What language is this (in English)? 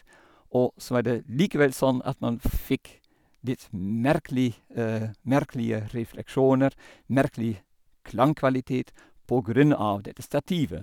Norwegian